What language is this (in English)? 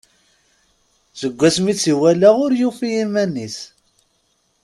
Kabyle